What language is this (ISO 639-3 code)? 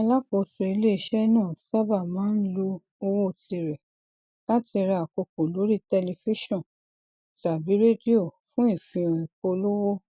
yor